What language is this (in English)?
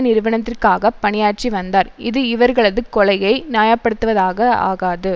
Tamil